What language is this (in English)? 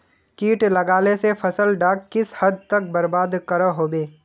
Magahi